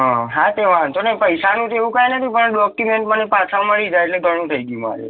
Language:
Gujarati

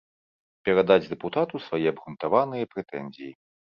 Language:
Belarusian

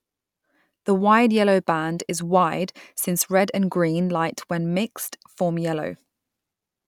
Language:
English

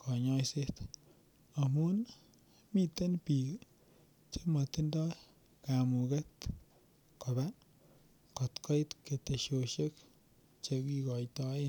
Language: Kalenjin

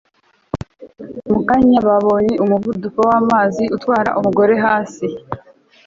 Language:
Kinyarwanda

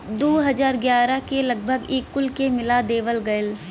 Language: Bhojpuri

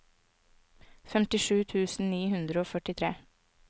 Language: Norwegian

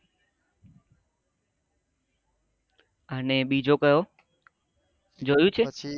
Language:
Gujarati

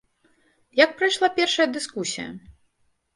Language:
Belarusian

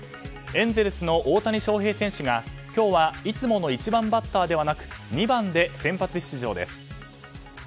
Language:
Japanese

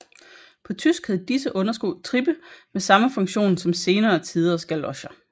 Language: Danish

